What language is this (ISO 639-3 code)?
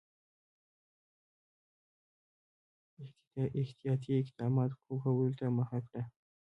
pus